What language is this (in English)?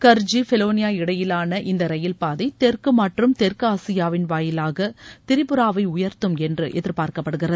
Tamil